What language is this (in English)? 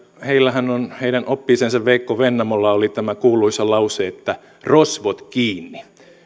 Finnish